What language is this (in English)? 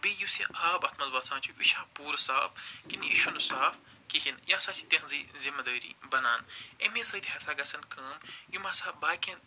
Kashmiri